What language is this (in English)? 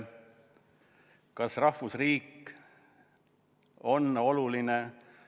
Estonian